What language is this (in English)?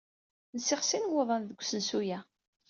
Kabyle